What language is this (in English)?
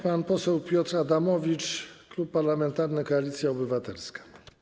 Polish